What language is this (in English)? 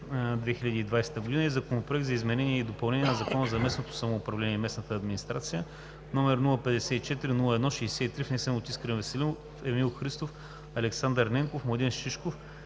Bulgarian